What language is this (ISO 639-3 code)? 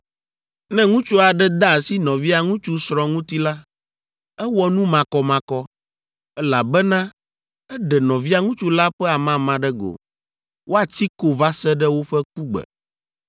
ewe